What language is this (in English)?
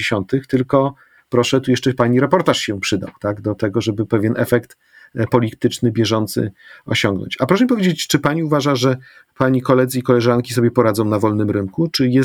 Polish